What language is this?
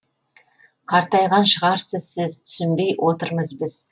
Kazakh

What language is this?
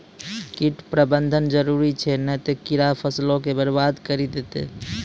Maithili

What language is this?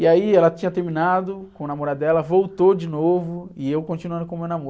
Portuguese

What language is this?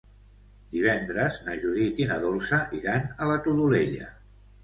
Catalan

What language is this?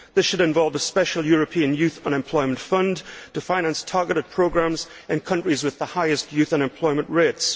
English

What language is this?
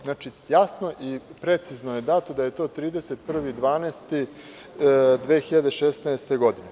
Serbian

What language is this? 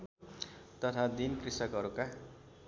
Nepali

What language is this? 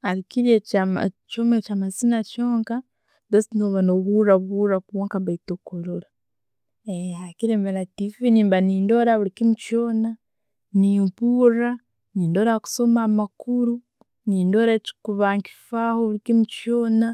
Tooro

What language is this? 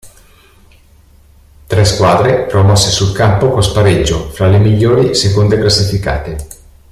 Italian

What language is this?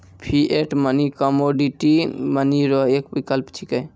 Maithili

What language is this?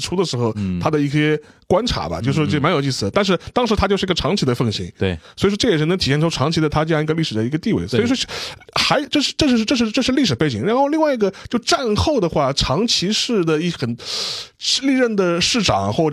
Chinese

